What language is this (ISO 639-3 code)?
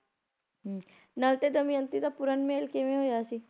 pan